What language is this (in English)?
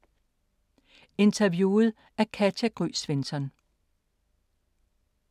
Danish